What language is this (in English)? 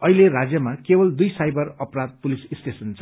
Nepali